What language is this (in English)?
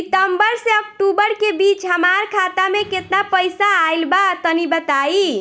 Bhojpuri